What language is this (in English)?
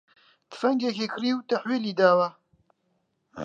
Central Kurdish